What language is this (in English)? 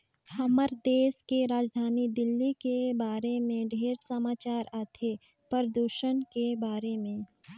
Chhattisgarhi